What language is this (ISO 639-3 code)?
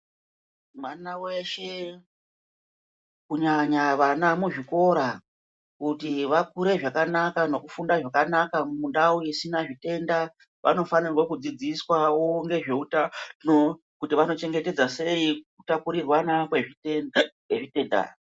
ndc